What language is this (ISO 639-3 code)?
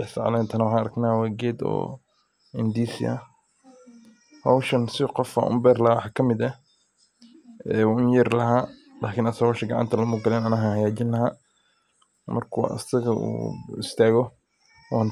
som